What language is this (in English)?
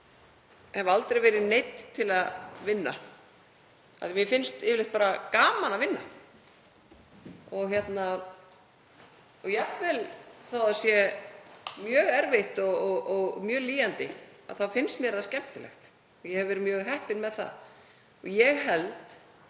Icelandic